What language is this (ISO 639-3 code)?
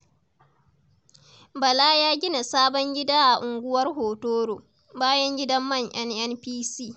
hau